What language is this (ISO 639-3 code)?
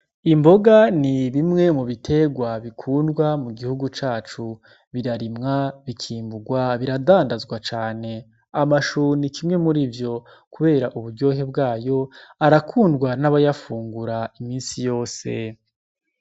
run